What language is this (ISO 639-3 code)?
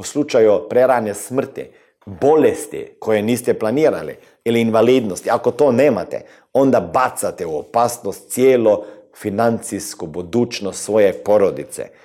hrv